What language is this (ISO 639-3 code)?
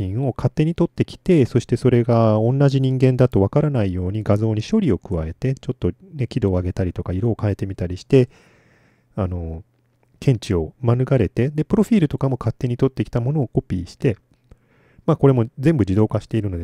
jpn